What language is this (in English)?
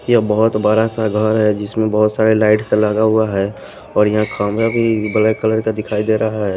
Hindi